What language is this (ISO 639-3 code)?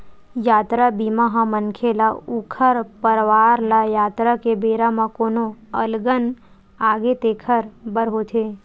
hne